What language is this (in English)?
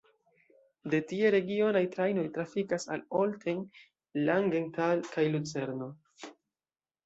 Esperanto